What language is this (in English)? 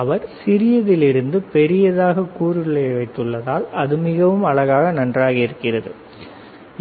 Tamil